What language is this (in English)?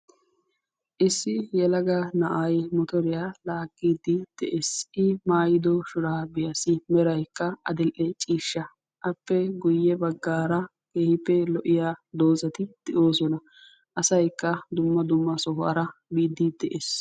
Wolaytta